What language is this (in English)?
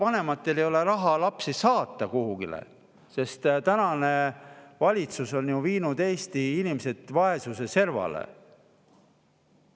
Estonian